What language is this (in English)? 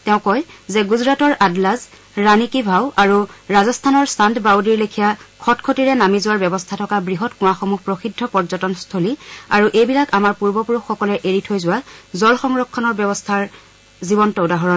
Assamese